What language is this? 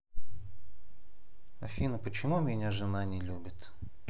Russian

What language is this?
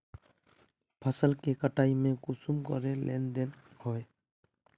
Magahi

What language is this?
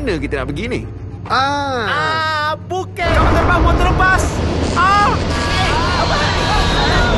Malay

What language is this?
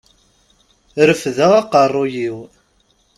Kabyle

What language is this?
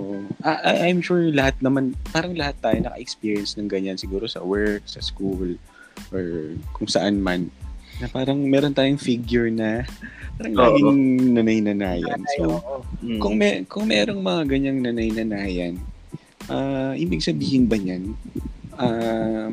Filipino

